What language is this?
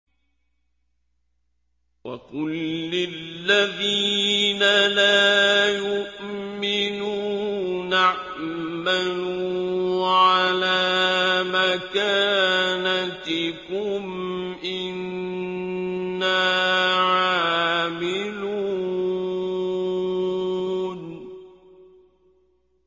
Arabic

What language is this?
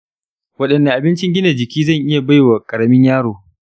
Hausa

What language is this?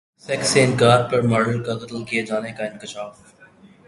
Urdu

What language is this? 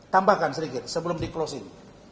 Indonesian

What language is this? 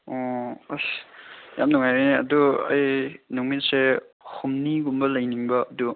Manipuri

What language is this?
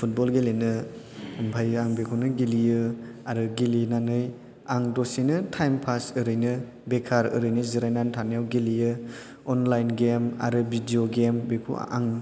Bodo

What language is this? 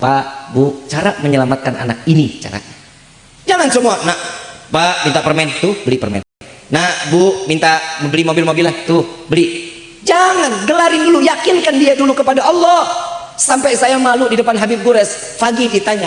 Indonesian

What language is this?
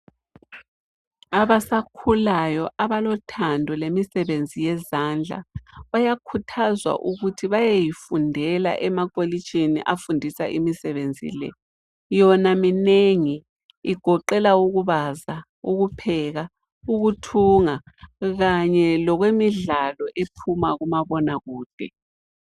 North Ndebele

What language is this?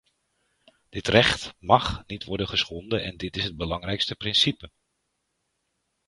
Dutch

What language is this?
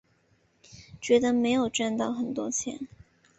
Chinese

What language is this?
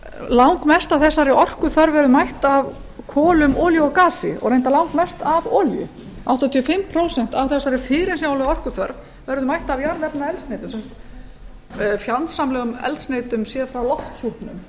Icelandic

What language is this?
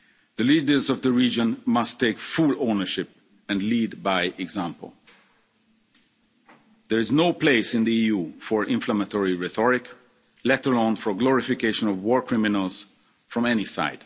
English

